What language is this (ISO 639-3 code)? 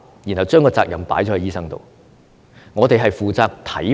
yue